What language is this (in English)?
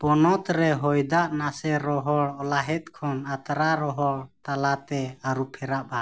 Santali